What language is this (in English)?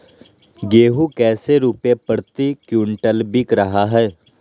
Magahi